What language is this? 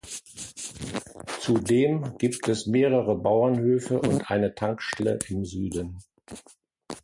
German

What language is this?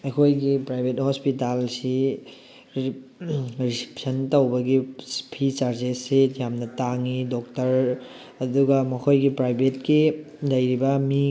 Manipuri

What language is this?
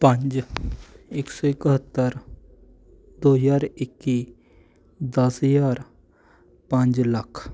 Punjabi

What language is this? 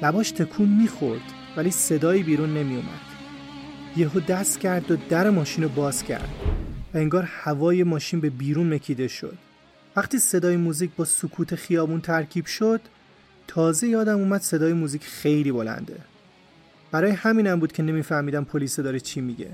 Persian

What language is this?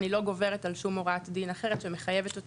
Hebrew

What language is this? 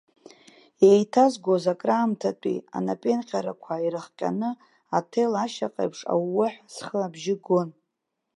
Abkhazian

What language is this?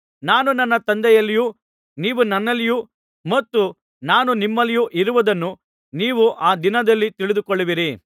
Kannada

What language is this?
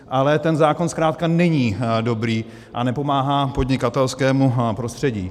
Czech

